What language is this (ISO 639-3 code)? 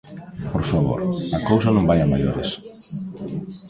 glg